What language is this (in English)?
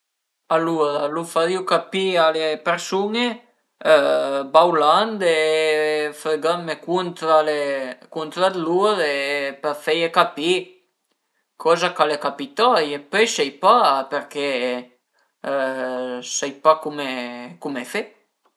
Piedmontese